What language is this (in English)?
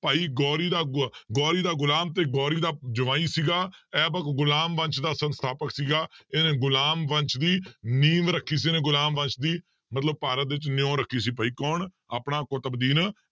Punjabi